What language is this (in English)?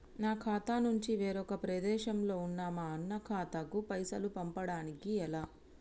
Telugu